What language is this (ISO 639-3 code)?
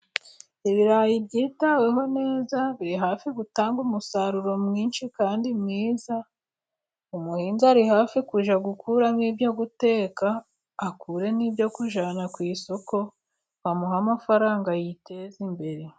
kin